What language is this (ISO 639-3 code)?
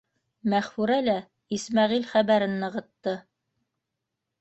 bak